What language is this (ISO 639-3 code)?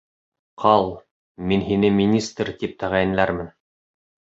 bak